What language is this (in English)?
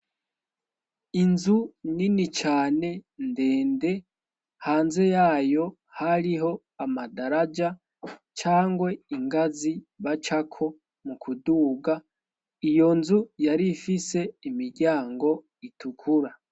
Rundi